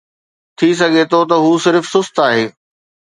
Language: Sindhi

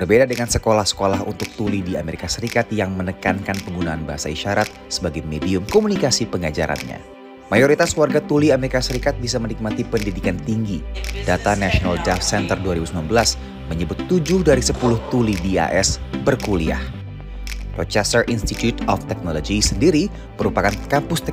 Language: Indonesian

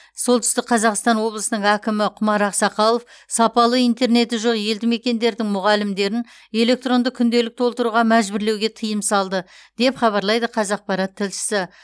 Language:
Kazakh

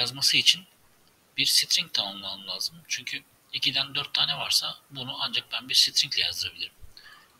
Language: Turkish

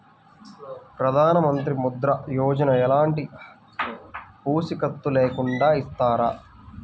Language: Telugu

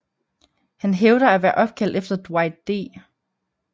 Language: Danish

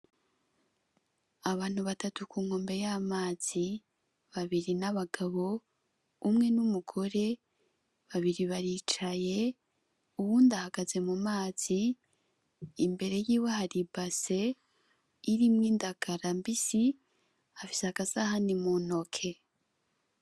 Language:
Rundi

